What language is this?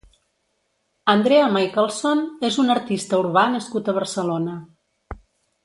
Catalan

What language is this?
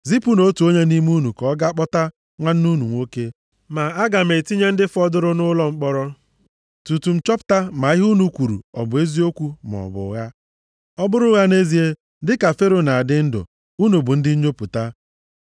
Igbo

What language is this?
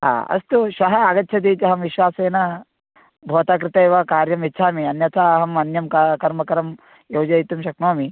Sanskrit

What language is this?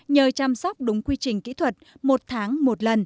Vietnamese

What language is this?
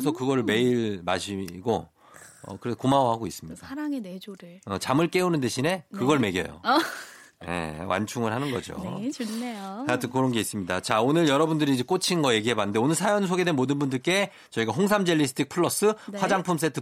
Korean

